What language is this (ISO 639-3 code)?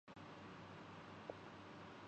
urd